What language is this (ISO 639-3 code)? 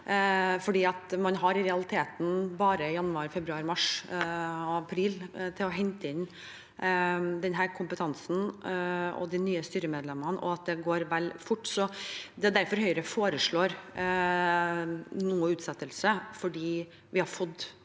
nor